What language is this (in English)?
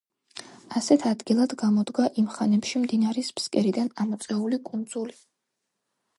Georgian